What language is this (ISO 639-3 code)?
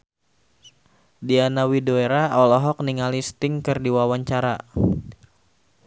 sun